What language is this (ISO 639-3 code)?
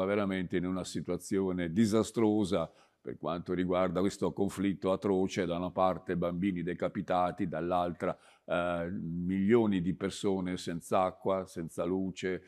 ita